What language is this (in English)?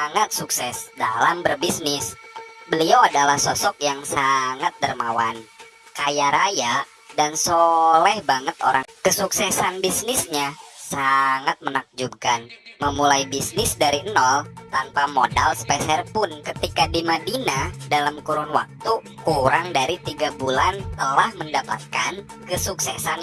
Indonesian